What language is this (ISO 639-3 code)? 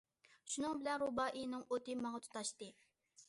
uig